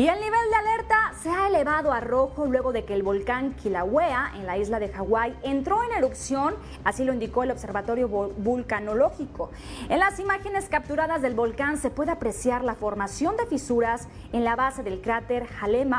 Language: Spanish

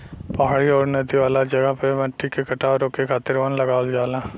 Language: Bhojpuri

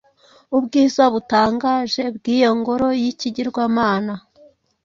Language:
Kinyarwanda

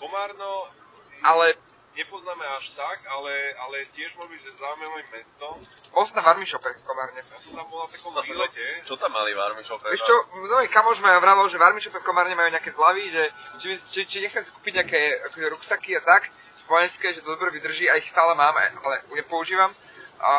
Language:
Slovak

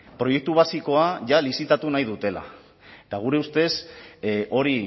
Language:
Basque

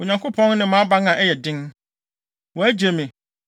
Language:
Akan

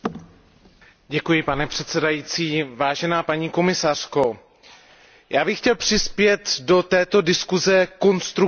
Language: Czech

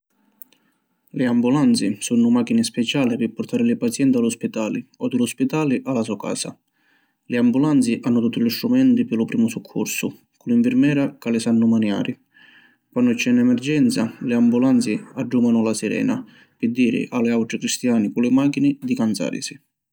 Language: Sicilian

